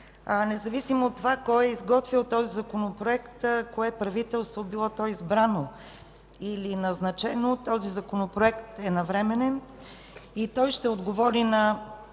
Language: Bulgarian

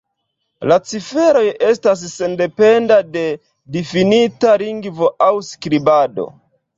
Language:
Esperanto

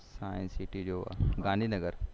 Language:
Gujarati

